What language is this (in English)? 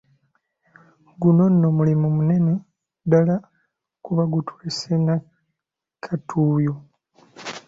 Ganda